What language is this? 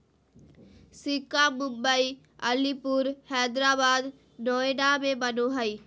Magahi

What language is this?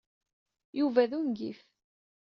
Kabyle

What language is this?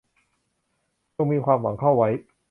Thai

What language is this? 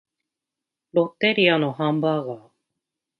Japanese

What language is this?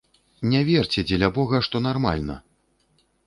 Belarusian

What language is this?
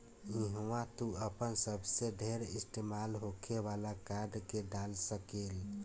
Bhojpuri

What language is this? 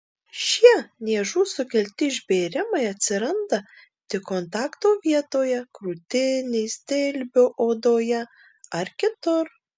Lithuanian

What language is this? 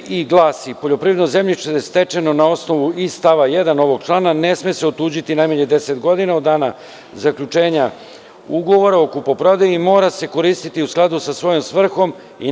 Serbian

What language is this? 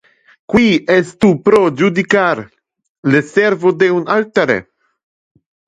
Interlingua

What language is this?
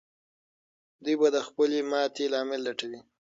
Pashto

